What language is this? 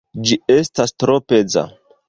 Esperanto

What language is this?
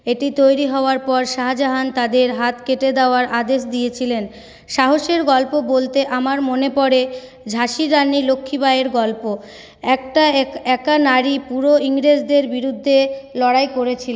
Bangla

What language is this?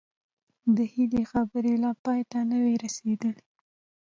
Pashto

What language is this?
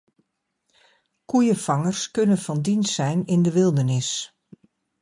Dutch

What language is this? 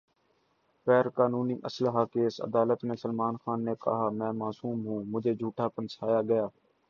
Urdu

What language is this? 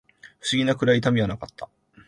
Japanese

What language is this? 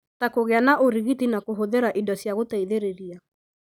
Kikuyu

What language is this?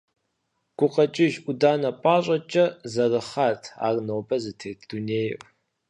Kabardian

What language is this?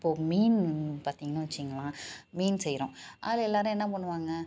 Tamil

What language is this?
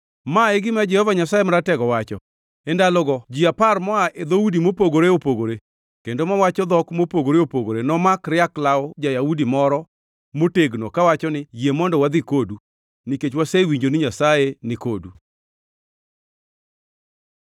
Luo (Kenya and Tanzania)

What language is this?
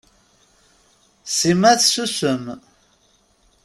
Kabyle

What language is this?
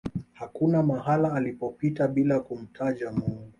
Swahili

